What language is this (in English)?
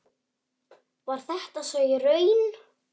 Icelandic